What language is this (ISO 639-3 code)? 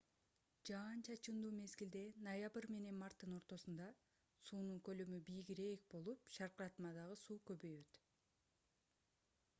kir